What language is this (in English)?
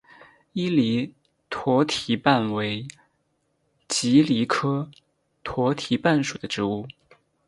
Chinese